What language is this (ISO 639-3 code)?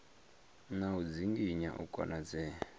ven